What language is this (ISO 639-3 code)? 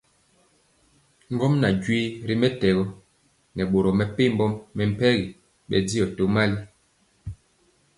mcx